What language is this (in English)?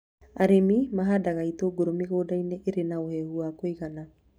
Kikuyu